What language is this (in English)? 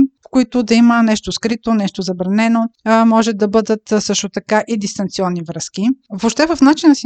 Bulgarian